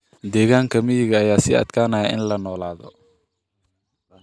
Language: Somali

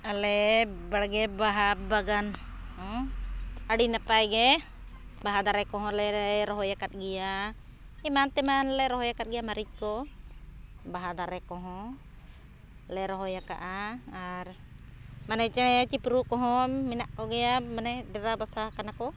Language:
Santali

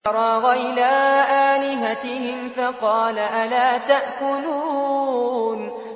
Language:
Arabic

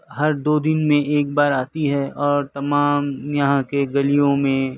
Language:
Urdu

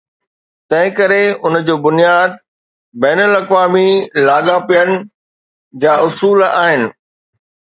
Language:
Sindhi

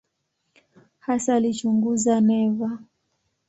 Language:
Swahili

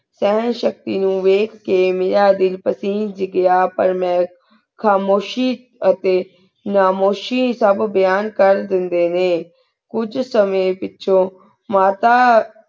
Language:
Punjabi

